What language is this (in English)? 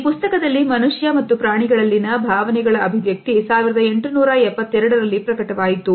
Kannada